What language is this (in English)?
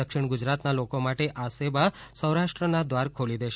Gujarati